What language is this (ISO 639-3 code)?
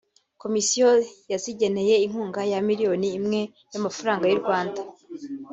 kin